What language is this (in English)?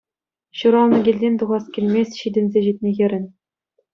Chuvash